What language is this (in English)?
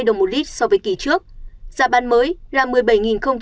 Vietnamese